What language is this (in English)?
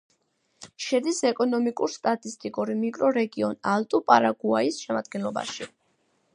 Georgian